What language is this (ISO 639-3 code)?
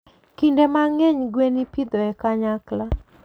luo